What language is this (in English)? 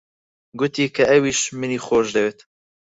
Central Kurdish